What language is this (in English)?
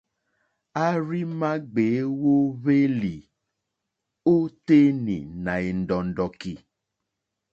Mokpwe